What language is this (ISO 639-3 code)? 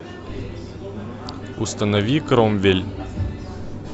rus